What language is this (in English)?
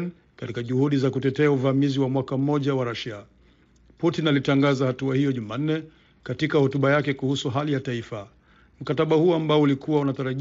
Swahili